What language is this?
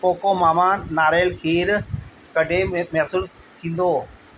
Sindhi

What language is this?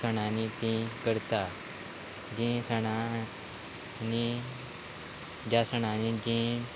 Konkani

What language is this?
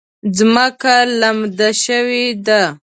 Pashto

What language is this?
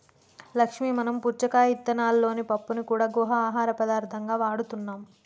Telugu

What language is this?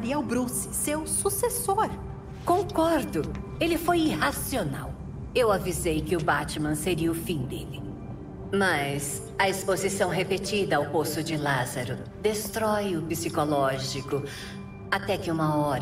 Portuguese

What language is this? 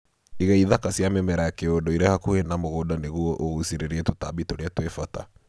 Kikuyu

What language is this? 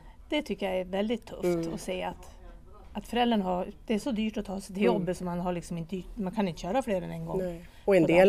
Swedish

